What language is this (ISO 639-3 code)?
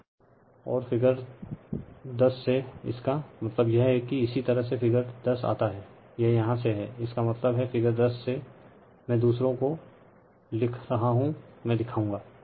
hin